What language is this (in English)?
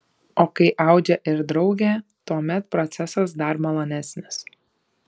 Lithuanian